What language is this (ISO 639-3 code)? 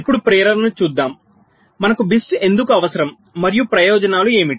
tel